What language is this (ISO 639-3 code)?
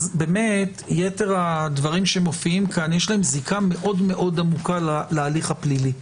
heb